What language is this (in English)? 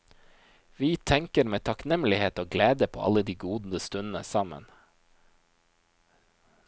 Norwegian